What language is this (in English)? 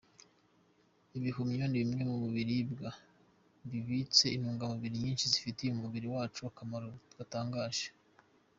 Kinyarwanda